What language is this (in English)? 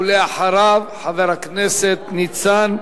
Hebrew